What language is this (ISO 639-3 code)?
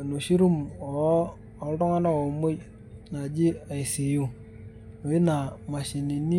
mas